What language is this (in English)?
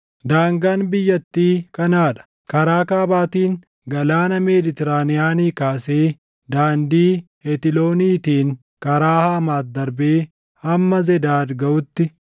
Oromo